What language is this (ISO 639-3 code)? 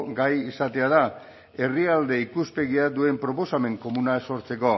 eus